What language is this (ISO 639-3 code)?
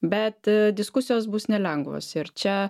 lit